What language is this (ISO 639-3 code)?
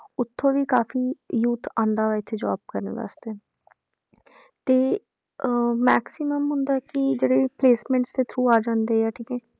pan